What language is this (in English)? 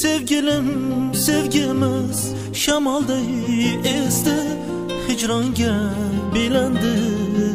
Turkish